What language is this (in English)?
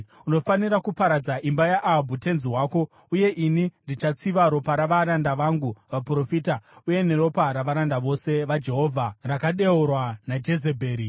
Shona